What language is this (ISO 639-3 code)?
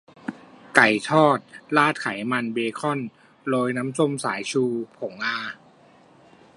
tha